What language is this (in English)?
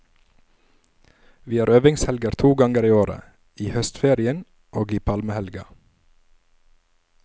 Norwegian